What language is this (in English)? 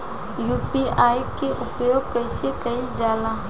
Bhojpuri